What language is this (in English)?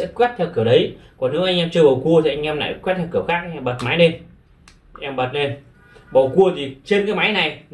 Vietnamese